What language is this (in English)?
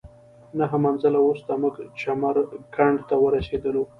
Pashto